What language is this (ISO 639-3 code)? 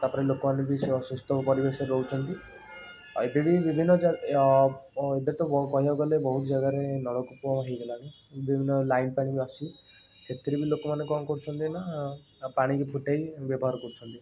ori